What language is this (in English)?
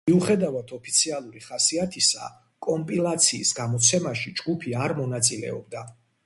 Georgian